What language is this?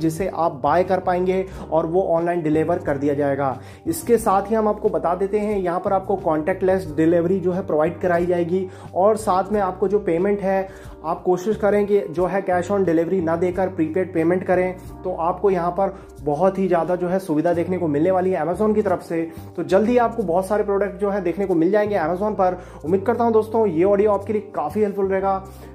Hindi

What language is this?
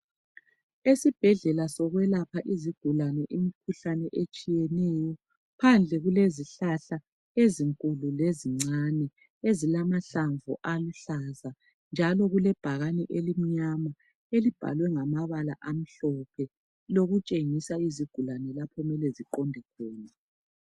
North Ndebele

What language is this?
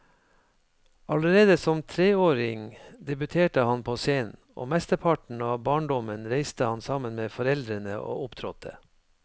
Norwegian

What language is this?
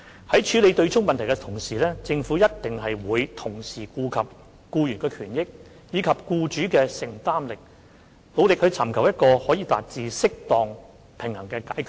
Cantonese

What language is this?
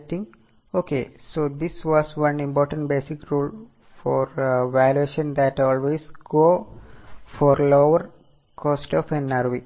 Malayalam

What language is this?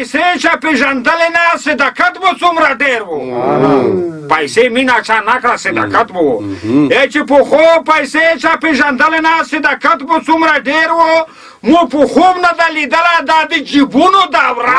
Romanian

